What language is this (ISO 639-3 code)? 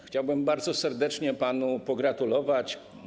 pol